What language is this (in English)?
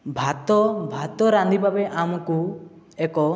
Odia